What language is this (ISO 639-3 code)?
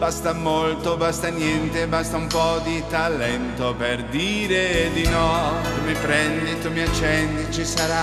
ita